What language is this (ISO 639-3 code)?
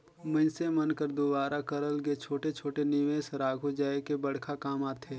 hne